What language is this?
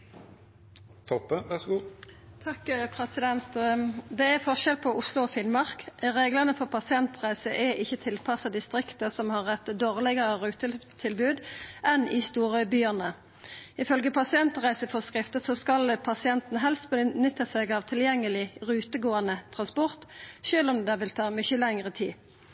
Norwegian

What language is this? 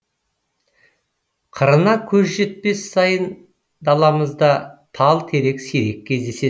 Kazakh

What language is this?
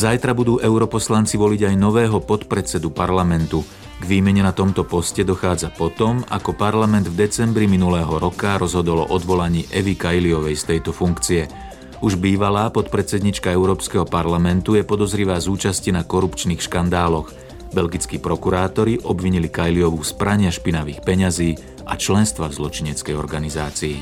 Slovak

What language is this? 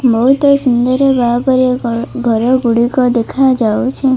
Odia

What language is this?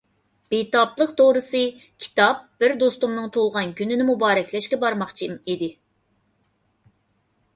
Uyghur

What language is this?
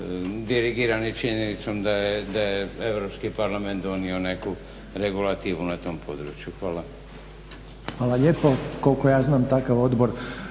Croatian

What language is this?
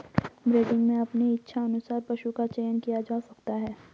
Hindi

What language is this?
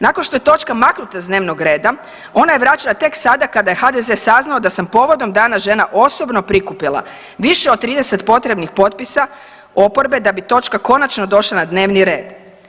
Croatian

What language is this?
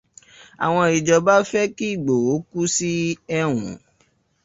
Yoruba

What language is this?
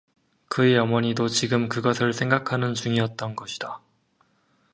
Korean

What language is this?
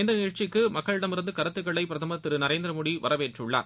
Tamil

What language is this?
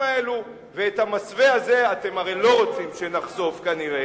Hebrew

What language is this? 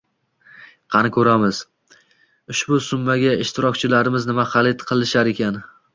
Uzbek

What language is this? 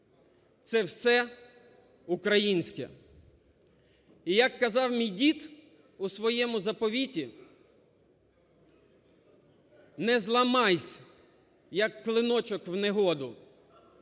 Ukrainian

